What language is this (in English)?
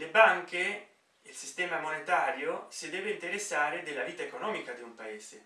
Italian